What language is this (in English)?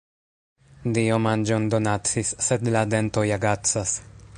Esperanto